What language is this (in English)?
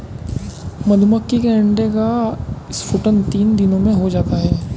Hindi